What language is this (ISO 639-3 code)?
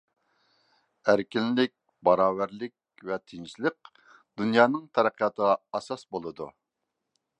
uig